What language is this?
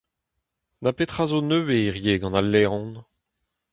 Breton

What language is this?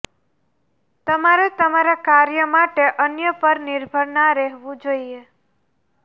Gujarati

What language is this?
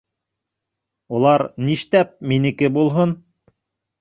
Bashkir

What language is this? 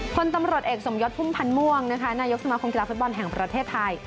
Thai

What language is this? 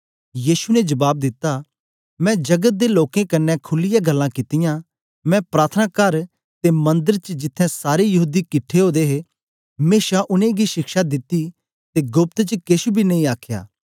Dogri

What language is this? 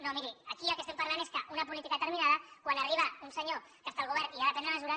Catalan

